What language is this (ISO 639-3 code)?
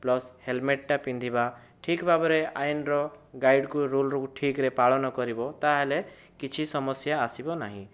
ori